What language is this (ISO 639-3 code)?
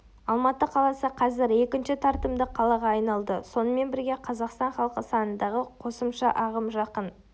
kaz